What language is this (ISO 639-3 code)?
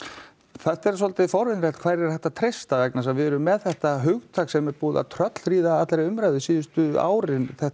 isl